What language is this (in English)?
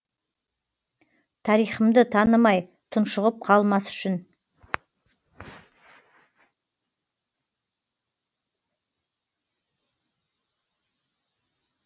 Kazakh